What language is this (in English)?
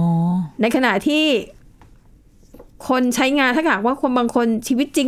Thai